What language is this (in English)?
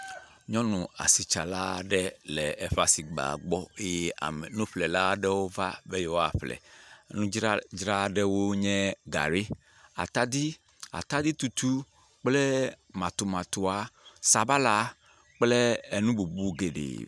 Ewe